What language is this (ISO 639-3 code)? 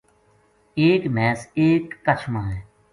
gju